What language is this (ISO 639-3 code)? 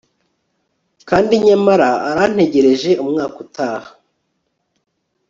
kin